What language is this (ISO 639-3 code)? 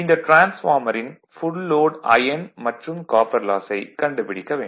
tam